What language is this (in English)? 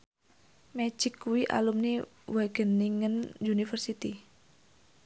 Javanese